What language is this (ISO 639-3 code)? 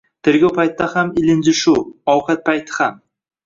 uzb